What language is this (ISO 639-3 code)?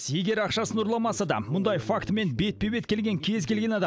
kaz